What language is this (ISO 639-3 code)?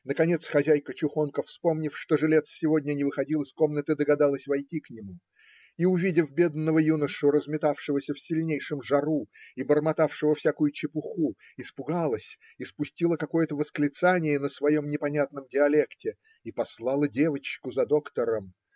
rus